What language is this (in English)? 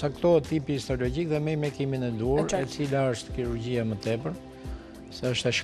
Romanian